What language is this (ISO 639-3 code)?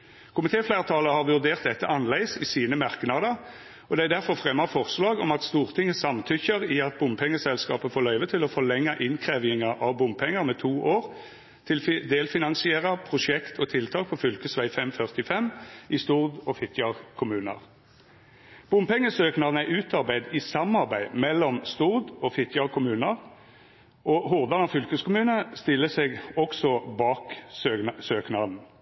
nno